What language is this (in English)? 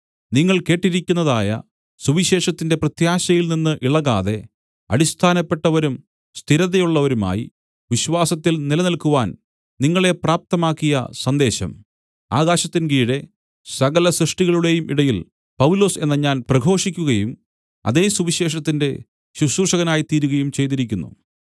Malayalam